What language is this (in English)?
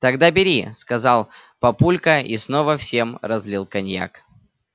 Russian